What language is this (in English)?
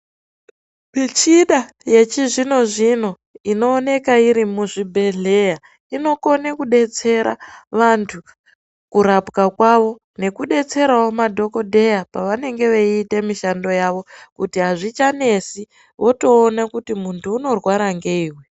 Ndau